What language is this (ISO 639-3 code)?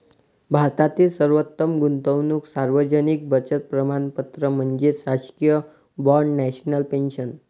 mar